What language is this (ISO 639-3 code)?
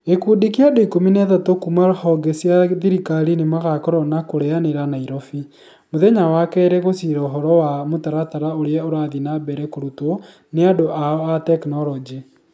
kik